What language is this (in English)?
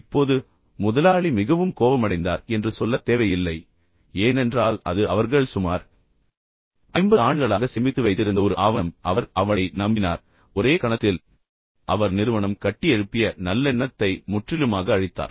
Tamil